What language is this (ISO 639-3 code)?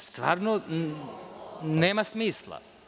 srp